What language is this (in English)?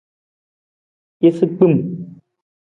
Nawdm